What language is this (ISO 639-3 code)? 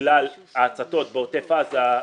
heb